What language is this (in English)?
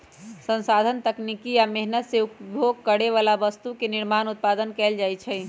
Magahi